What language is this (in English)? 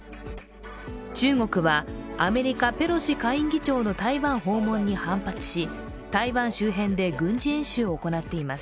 Japanese